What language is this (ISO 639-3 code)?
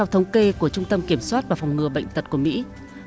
vie